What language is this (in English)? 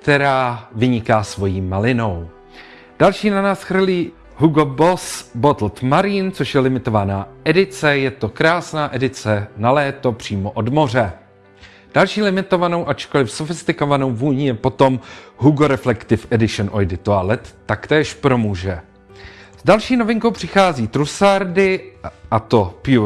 Czech